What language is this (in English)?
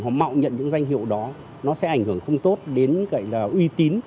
Vietnamese